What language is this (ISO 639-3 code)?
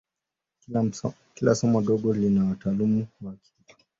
swa